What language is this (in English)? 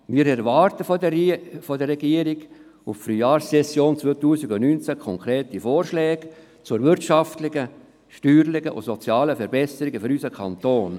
Swiss German